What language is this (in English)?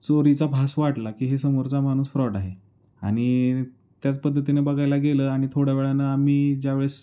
Marathi